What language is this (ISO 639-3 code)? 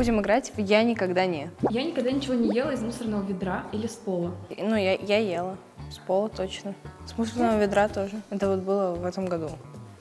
rus